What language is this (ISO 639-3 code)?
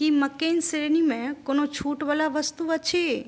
mai